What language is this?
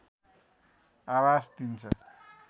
Nepali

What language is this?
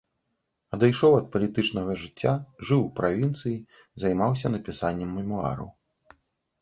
Belarusian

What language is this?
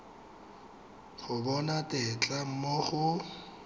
Tswana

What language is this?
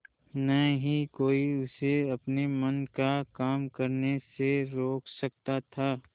Hindi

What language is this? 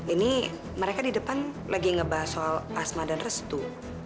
Indonesian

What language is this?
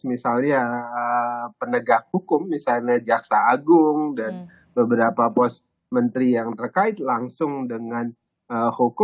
Indonesian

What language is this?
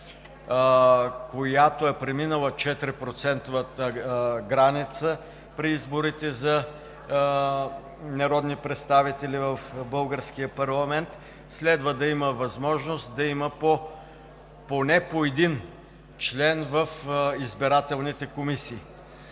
Bulgarian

